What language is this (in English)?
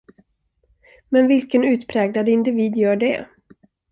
Swedish